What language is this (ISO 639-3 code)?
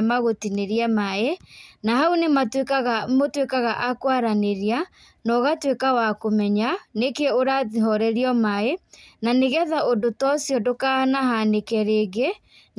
kik